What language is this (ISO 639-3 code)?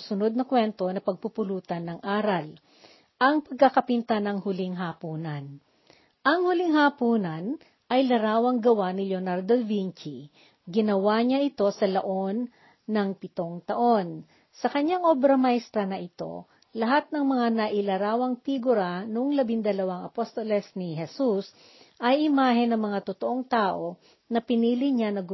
fil